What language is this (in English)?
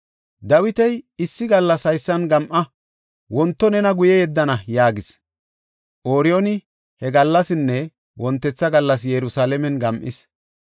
Gofa